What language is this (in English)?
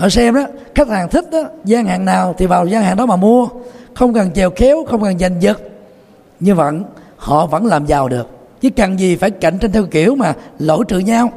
Vietnamese